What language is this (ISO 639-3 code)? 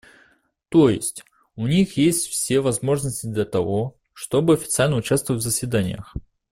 rus